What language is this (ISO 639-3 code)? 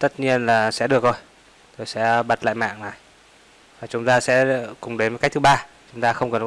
vie